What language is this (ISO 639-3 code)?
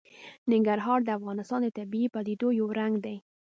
pus